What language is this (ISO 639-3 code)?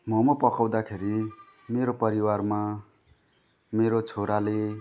nep